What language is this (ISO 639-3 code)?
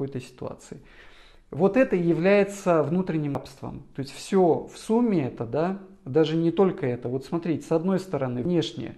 rus